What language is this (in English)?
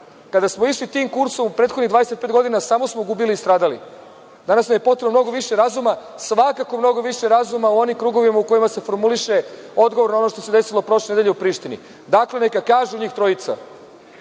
Serbian